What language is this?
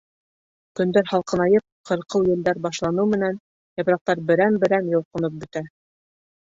Bashkir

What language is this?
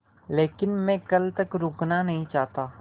Hindi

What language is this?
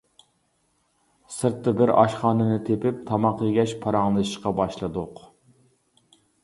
Uyghur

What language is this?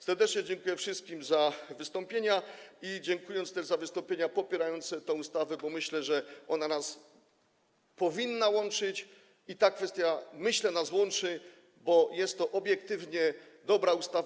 Polish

